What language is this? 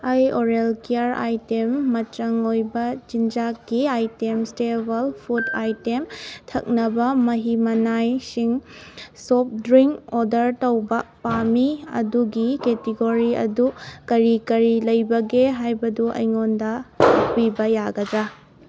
Manipuri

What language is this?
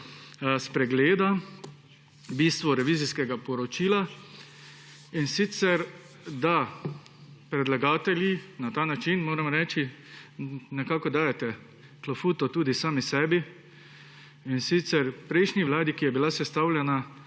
Slovenian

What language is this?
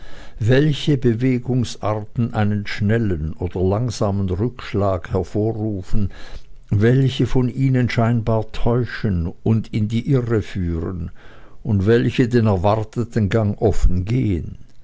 German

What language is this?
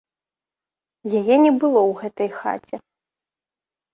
Belarusian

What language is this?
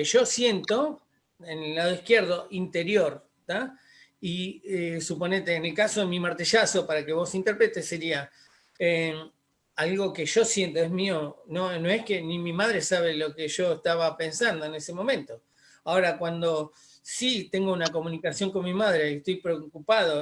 Spanish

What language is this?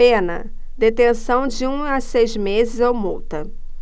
Portuguese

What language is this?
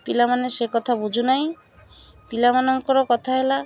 Odia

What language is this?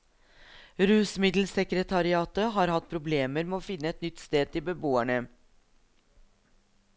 Norwegian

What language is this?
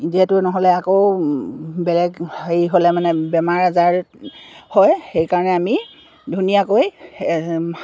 Assamese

